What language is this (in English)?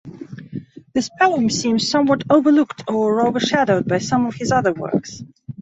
English